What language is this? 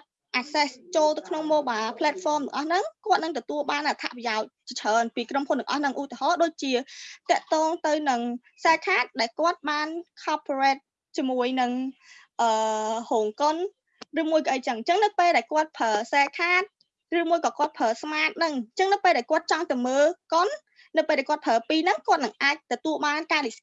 Vietnamese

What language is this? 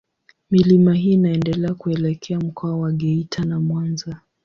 Swahili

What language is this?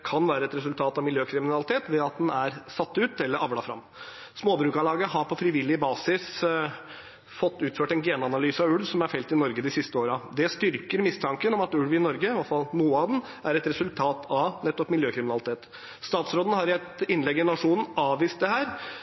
Norwegian Bokmål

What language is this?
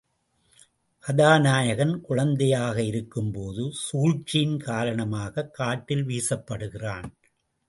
Tamil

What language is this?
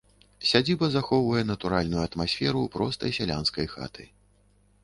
Belarusian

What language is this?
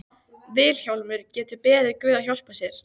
Icelandic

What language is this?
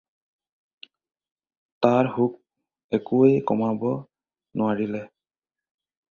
Assamese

